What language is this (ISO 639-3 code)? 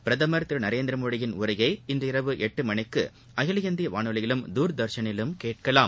tam